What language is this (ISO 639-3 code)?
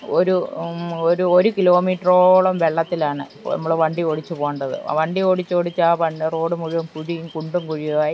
mal